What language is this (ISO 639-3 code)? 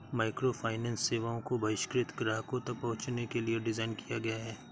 hin